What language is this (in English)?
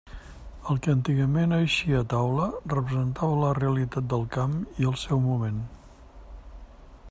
Catalan